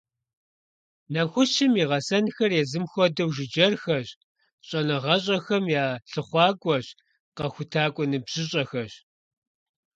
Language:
Kabardian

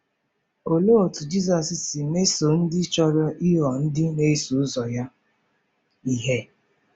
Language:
Igbo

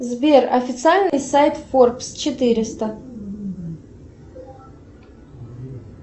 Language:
Russian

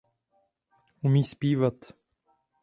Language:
Czech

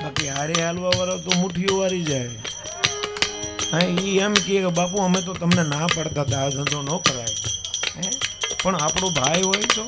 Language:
Gujarati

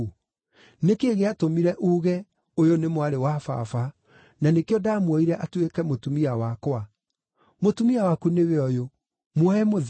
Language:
Kikuyu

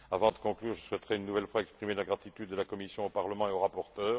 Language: French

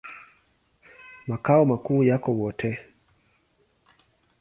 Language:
Swahili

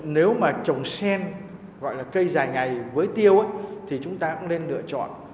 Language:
Vietnamese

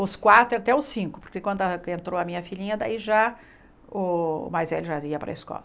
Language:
Portuguese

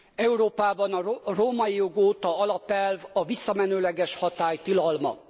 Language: Hungarian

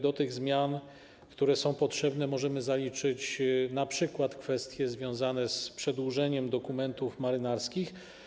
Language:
Polish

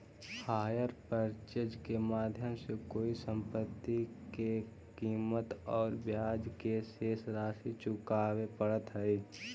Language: Magahi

